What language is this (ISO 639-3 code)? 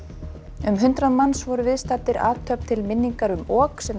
isl